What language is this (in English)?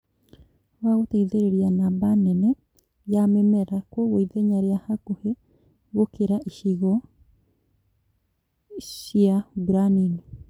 Kikuyu